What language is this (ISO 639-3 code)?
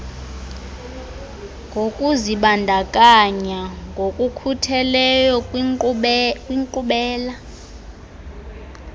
xho